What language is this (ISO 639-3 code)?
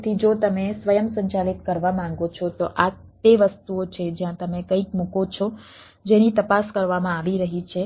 guj